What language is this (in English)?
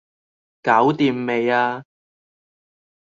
Cantonese